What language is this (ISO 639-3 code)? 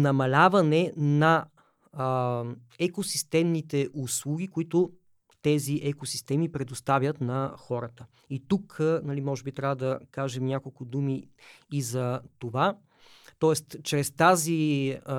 bul